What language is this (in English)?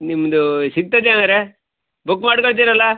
Kannada